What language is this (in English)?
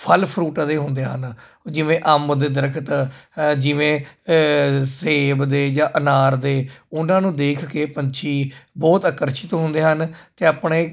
Punjabi